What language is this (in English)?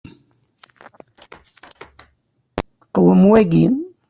Kabyle